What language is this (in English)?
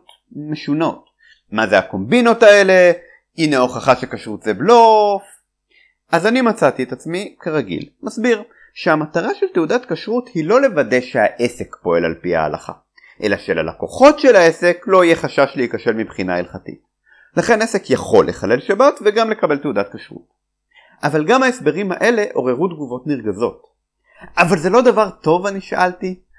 Hebrew